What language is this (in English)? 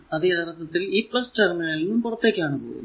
Malayalam